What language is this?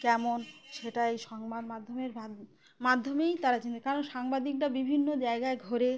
Bangla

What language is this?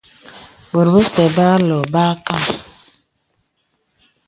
Bebele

